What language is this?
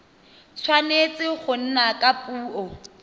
Tswana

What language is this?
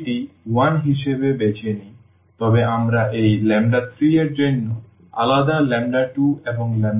Bangla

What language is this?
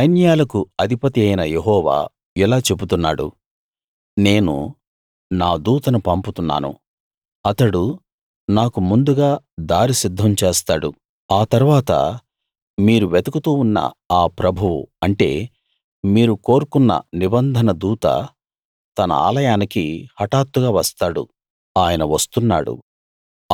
Telugu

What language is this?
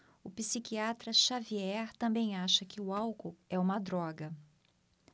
Portuguese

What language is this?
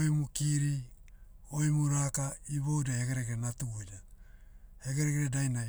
Motu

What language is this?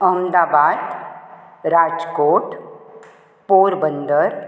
Konkani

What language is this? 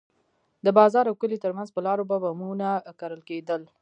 Pashto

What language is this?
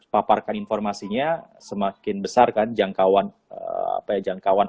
Indonesian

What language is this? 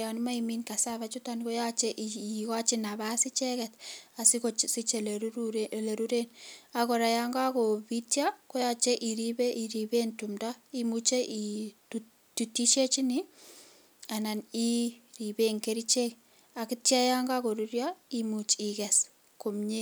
Kalenjin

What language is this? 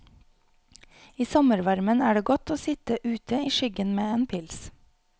Norwegian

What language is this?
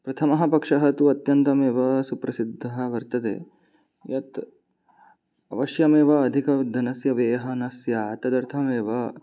Sanskrit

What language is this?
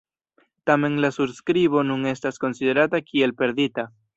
Esperanto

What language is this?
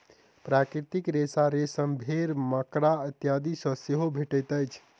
Maithili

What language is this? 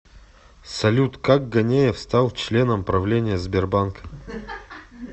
Russian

